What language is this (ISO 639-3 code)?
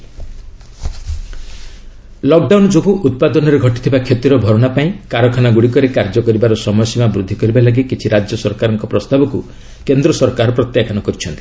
ori